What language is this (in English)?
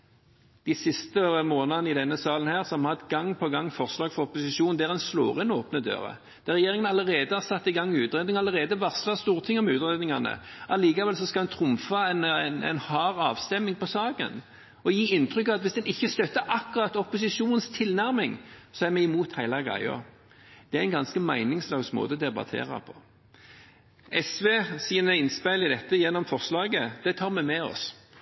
Norwegian Bokmål